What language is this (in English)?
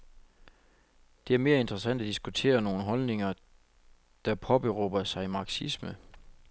Danish